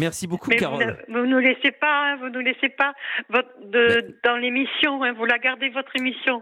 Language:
French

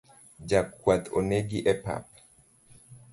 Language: Luo (Kenya and Tanzania)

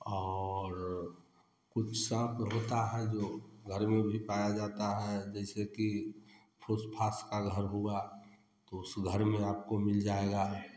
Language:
Hindi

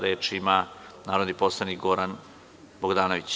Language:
Serbian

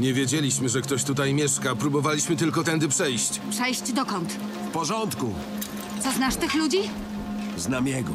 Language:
Polish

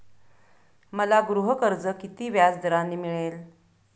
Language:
Marathi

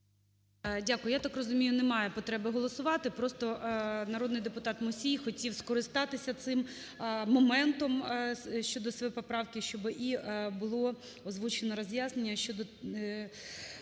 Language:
Ukrainian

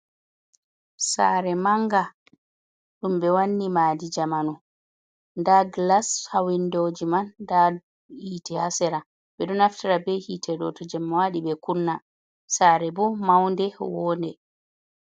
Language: Fula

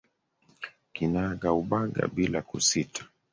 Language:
Swahili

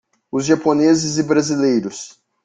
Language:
Portuguese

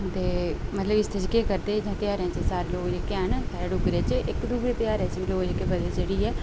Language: Dogri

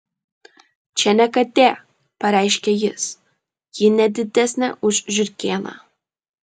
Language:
Lithuanian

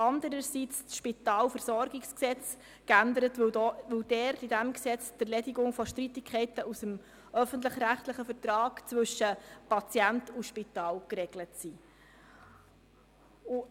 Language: Swiss German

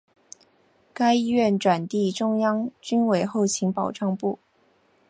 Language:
Chinese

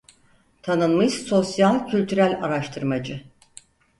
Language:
Turkish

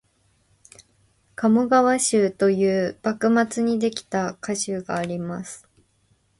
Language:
Japanese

